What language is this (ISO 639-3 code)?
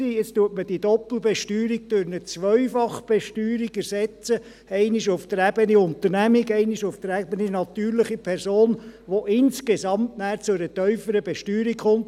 gsw